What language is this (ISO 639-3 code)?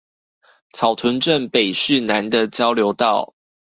zho